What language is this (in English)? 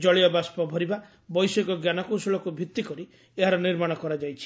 Odia